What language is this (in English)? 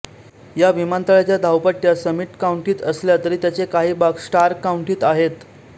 Marathi